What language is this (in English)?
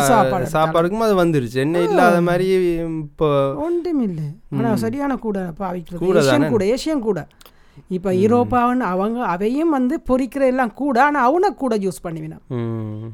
Tamil